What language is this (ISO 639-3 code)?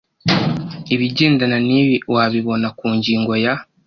kin